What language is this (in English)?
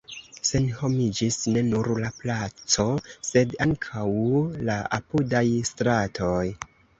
Esperanto